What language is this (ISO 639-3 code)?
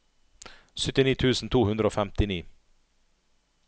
nor